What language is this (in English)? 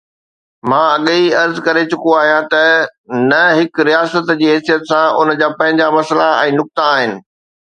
Sindhi